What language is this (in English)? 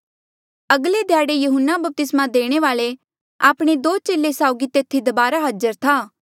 Mandeali